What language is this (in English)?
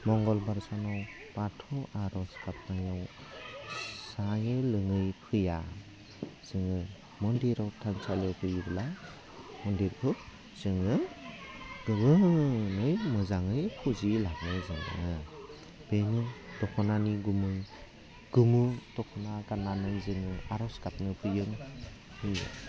Bodo